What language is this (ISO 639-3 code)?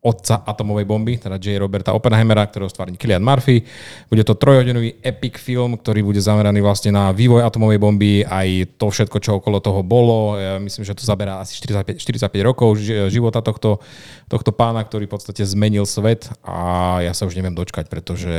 slk